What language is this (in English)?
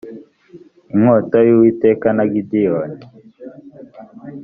Kinyarwanda